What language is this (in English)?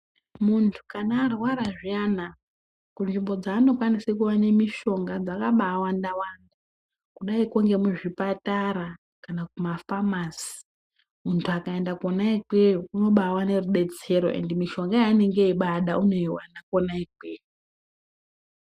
Ndau